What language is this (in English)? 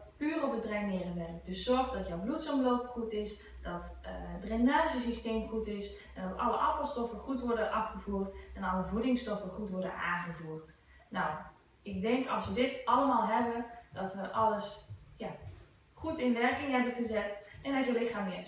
Dutch